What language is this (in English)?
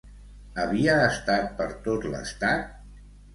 Catalan